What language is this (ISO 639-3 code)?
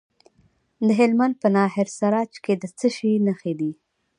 pus